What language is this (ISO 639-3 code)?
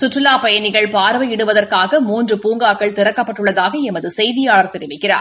tam